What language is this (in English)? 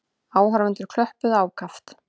Icelandic